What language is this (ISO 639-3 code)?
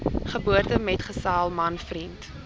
afr